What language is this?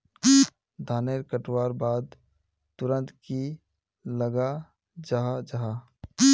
Magahi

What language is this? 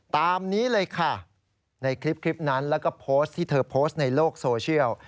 Thai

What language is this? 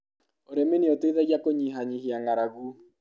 Kikuyu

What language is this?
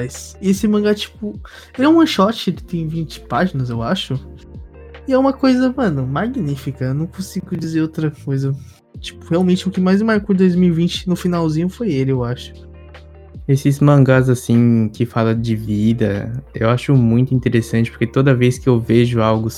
Portuguese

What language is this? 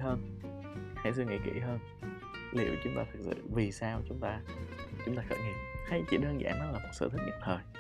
Vietnamese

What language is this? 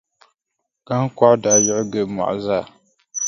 Dagbani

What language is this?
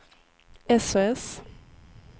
Swedish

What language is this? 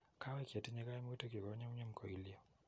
Kalenjin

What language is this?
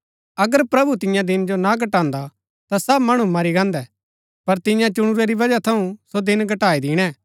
Gaddi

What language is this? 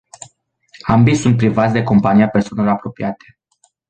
Romanian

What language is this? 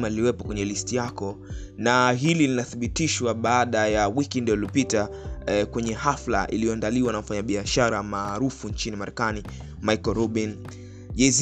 Swahili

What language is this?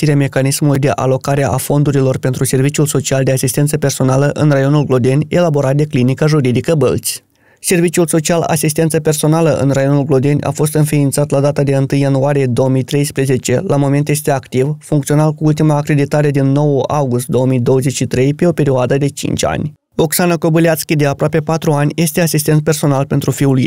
Romanian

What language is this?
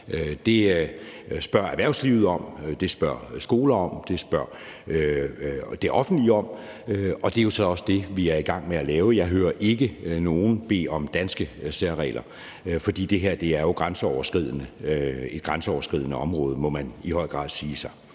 Danish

